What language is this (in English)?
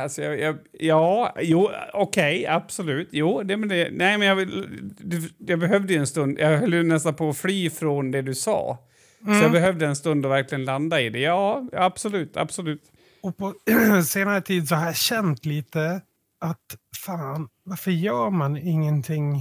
Swedish